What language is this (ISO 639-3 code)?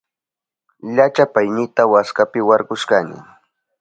qup